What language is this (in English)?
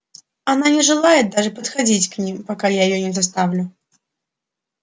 Russian